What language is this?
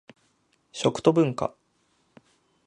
Japanese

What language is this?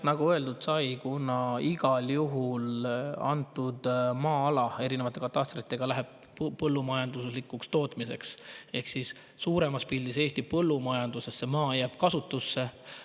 Estonian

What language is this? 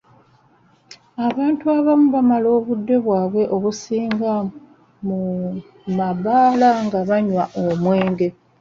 Ganda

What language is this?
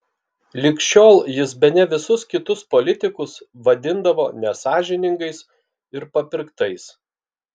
Lithuanian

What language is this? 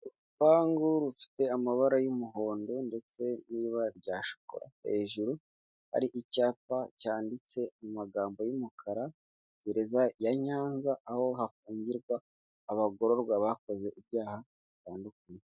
Kinyarwanda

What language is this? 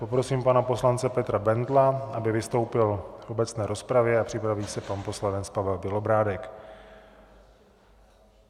Czech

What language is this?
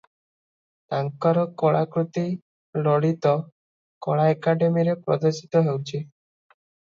Odia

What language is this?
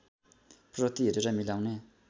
Nepali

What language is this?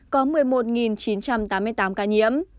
Vietnamese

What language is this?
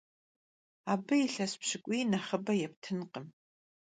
Kabardian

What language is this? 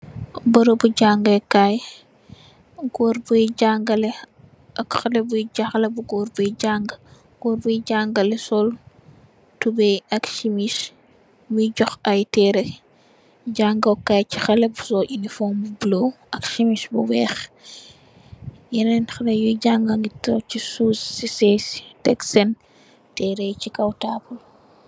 Wolof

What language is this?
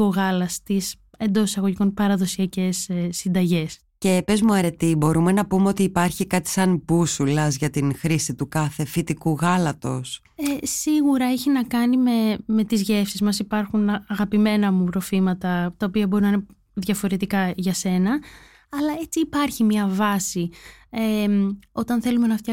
Greek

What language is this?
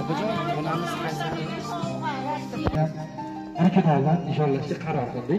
Romanian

